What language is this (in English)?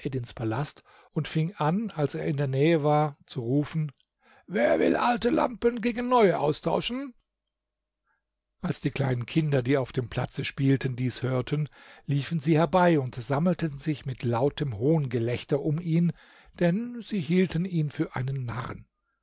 German